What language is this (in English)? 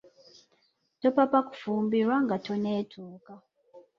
Ganda